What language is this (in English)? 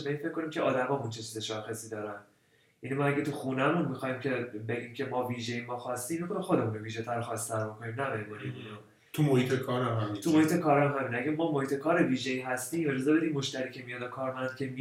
Persian